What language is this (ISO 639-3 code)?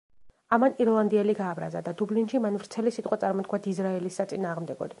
kat